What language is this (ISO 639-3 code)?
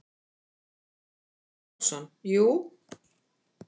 isl